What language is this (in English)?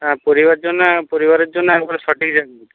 Bangla